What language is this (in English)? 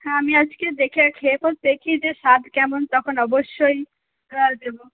Bangla